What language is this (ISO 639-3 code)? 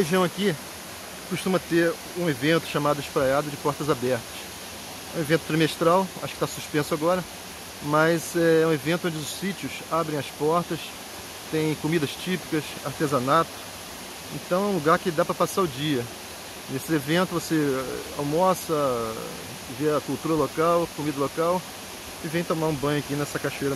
por